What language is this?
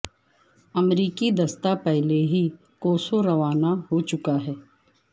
Urdu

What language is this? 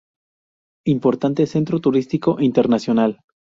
Spanish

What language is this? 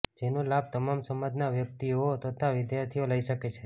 Gujarati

